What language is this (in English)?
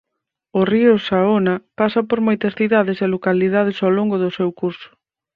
Galician